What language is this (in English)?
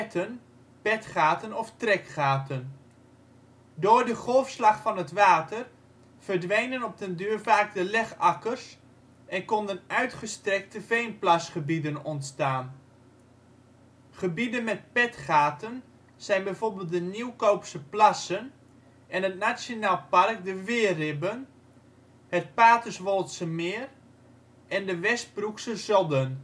Dutch